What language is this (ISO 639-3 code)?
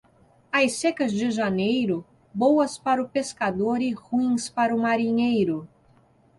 por